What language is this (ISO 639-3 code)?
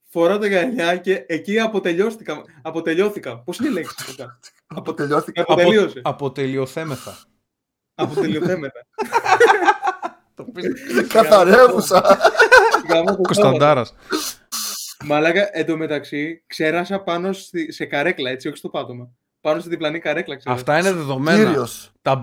ell